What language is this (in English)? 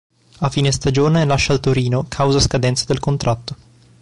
Italian